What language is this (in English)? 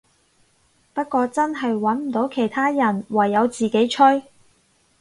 Cantonese